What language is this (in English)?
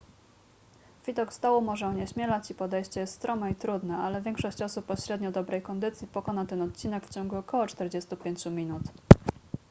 Polish